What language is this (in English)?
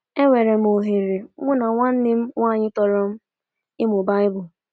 Igbo